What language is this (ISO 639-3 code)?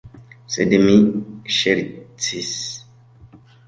epo